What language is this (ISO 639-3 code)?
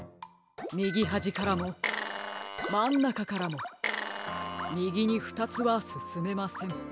jpn